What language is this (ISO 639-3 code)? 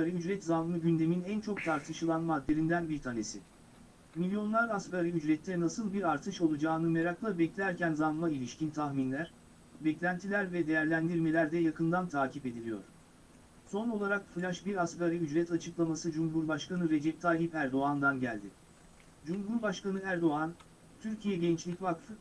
tur